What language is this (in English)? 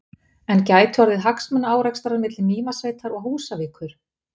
Icelandic